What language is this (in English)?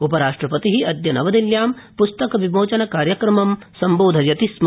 Sanskrit